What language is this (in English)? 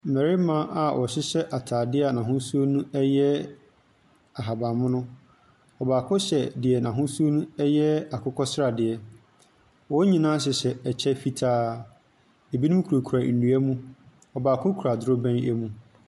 Akan